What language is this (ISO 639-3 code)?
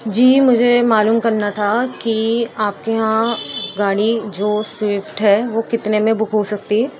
urd